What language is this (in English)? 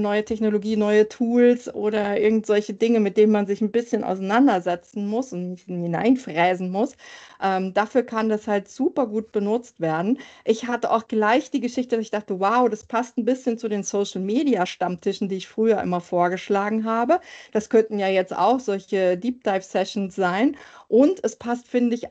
German